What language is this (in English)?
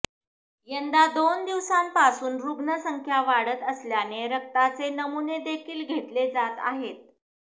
Marathi